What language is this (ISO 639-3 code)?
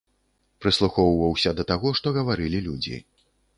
bel